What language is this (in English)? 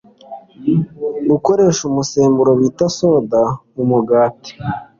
Kinyarwanda